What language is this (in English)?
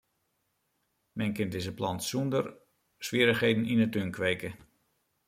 Western Frisian